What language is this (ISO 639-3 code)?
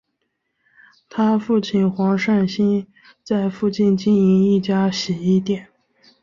zho